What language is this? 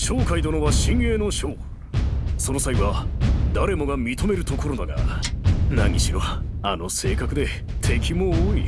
Japanese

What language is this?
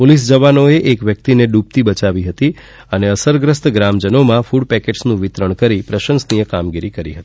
Gujarati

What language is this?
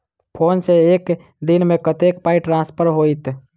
Maithili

